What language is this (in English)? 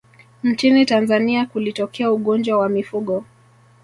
Swahili